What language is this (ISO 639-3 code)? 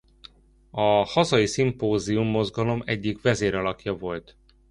hun